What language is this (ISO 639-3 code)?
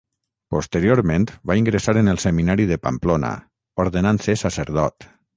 cat